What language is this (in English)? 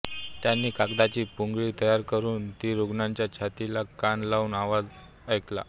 Marathi